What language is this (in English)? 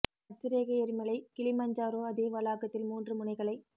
Tamil